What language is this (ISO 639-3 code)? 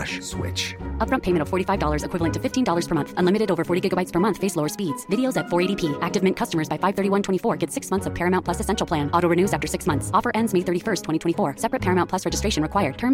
nld